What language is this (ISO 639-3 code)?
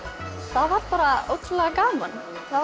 isl